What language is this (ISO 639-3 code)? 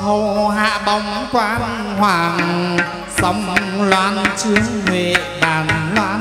vie